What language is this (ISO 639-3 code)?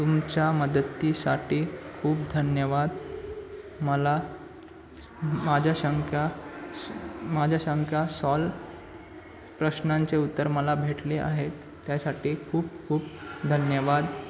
mar